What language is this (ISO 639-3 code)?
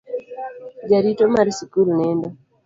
luo